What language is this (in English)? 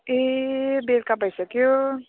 Nepali